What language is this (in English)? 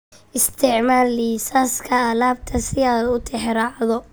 Somali